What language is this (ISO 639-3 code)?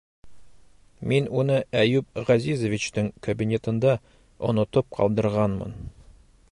bak